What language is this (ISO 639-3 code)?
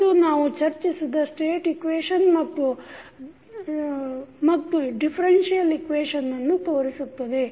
kan